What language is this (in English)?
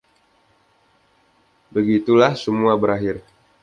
Indonesian